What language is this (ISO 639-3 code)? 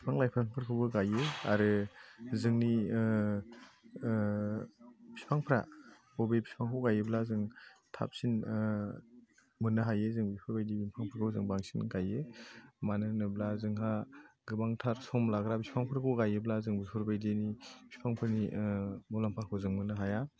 brx